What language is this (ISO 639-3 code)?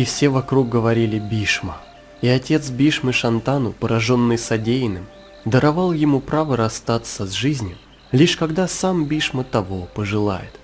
rus